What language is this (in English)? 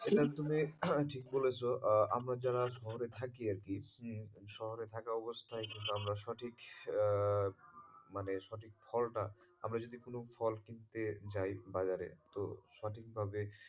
Bangla